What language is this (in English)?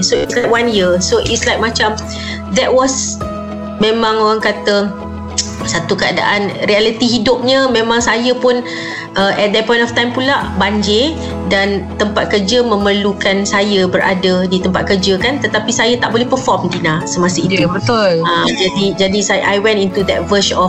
Malay